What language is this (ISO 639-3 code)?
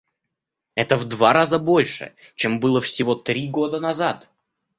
rus